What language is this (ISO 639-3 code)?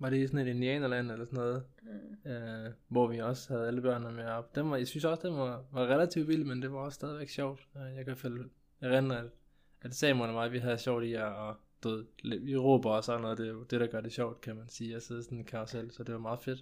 dan